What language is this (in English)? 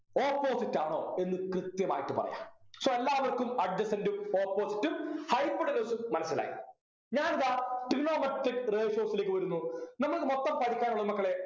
Malayalam